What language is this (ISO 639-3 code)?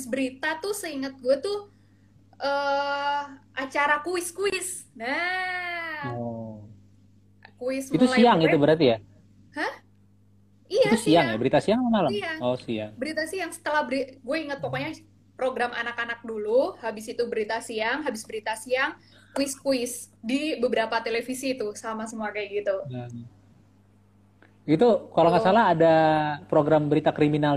ind